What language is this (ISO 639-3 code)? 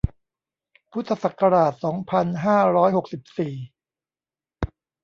tha